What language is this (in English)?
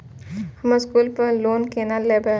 Maithili